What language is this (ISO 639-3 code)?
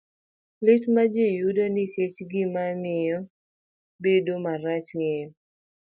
luo